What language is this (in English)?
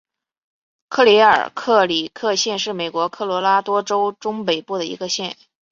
Chinese